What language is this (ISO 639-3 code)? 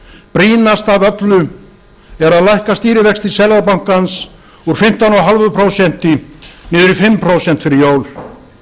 isl